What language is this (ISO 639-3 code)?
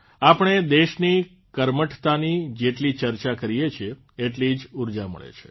guj